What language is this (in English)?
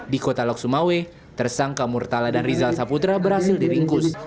Indonesian